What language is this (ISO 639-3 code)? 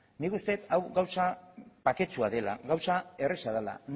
eus